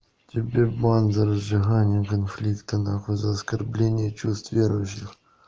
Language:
Russian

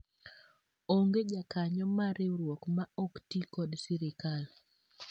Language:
Luo (Kenya and Tanzania)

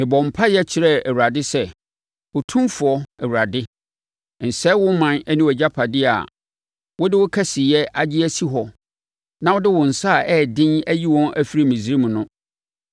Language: Akan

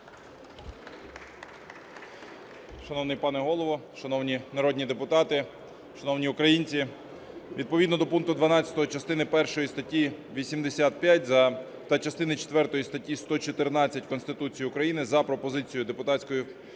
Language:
Ukrainian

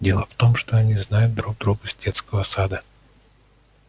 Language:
Russian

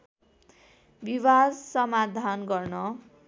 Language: Nepali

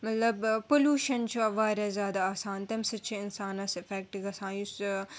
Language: Kashmiri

